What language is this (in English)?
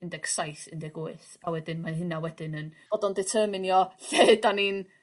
Welsh